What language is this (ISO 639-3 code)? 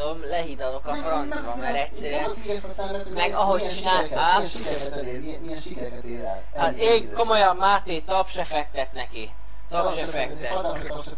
hun